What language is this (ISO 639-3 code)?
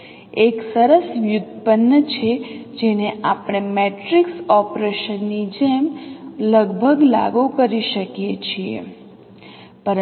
guj